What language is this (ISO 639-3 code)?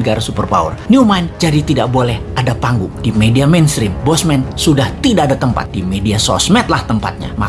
ind